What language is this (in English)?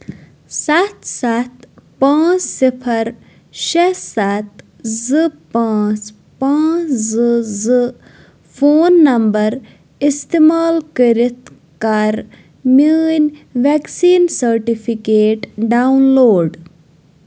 Kashmiri